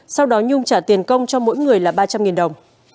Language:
Vietnamese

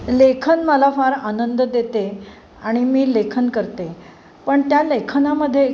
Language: Marathi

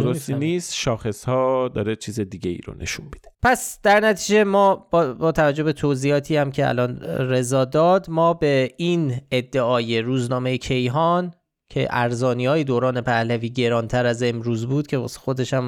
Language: Persian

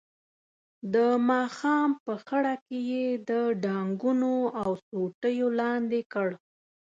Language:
Pashto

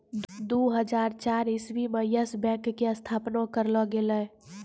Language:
Maithili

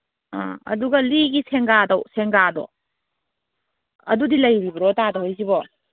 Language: Manipuri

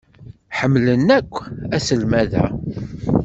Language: Kabyle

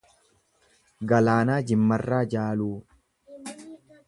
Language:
Oromo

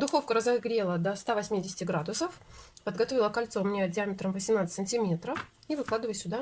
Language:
Russian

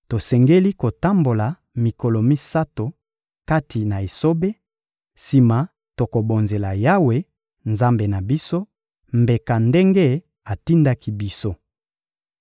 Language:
Lingala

